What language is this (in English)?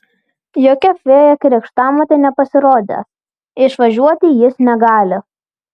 Lithuanian